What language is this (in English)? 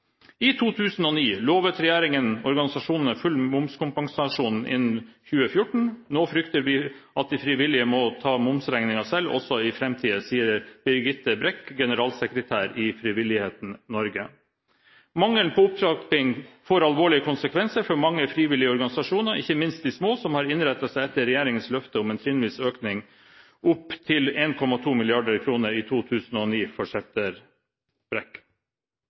Norwegian Bokmål